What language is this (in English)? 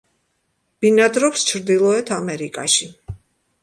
Georgian